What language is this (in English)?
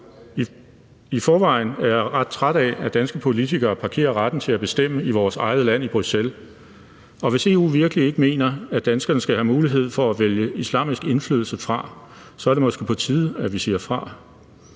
Danish